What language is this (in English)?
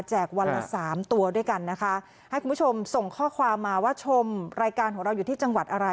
Thai